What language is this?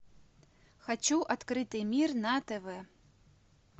Russian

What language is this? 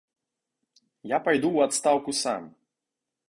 Belarusian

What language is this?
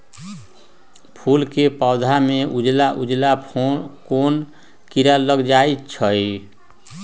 Magahi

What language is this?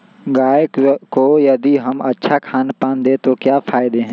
Magahi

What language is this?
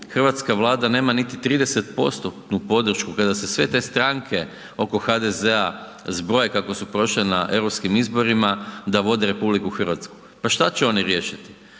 Croatian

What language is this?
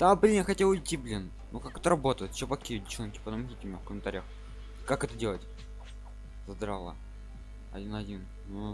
Russian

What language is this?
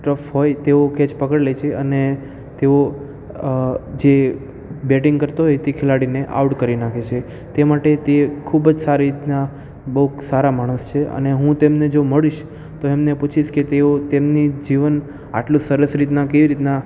Gujarati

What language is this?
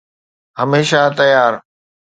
Sindhi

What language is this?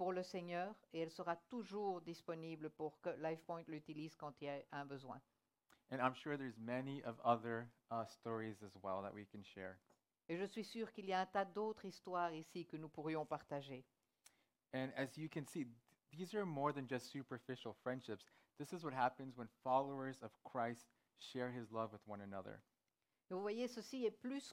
French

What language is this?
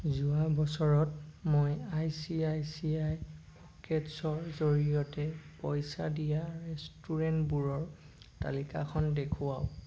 Assamese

